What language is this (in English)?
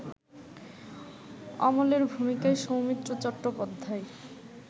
Bangla